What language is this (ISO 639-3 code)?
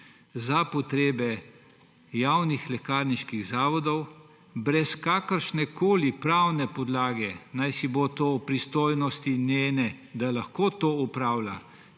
slv